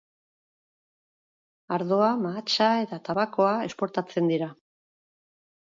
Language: Basque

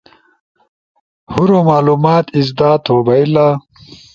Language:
Ushojo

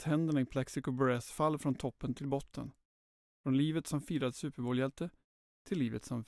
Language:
Swedish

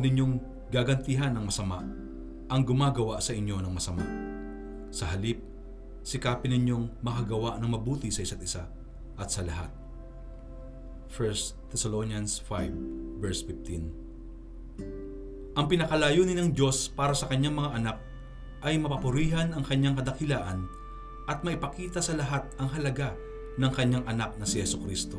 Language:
Filipino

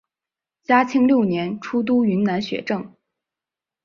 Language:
Chinese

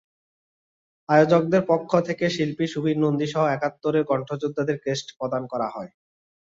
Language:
Bangla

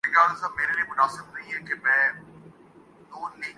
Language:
Urdu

